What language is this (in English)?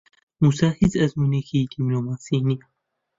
Central Kurdish